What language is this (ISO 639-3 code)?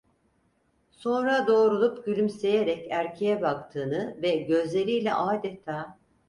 tur